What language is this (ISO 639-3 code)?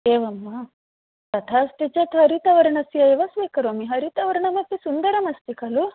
san